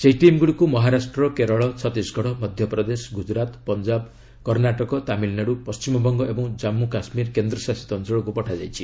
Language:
Odia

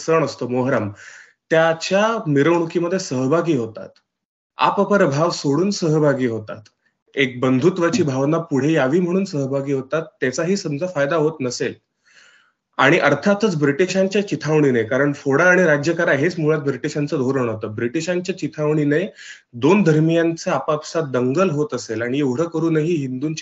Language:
Marathi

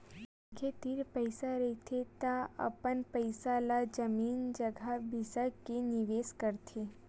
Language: Chhattisgarhi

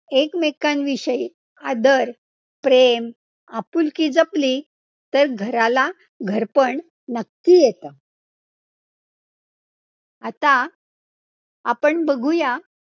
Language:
Marathi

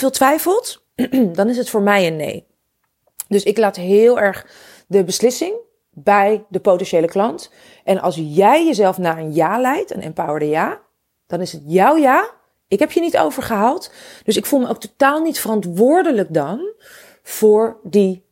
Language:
Dutch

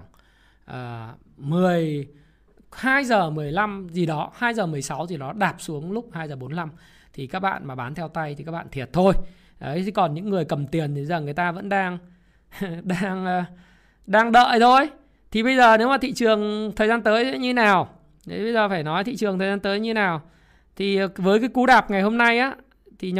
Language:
Vietnamese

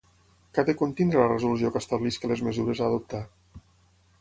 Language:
Catalan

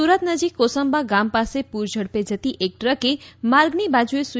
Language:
Gujarati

